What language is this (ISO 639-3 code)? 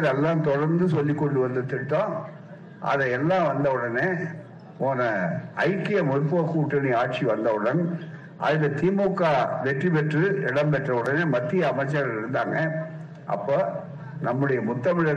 tam